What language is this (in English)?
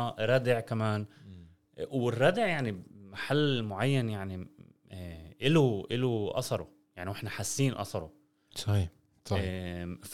Arabic